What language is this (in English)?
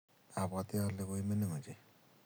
Kalenjin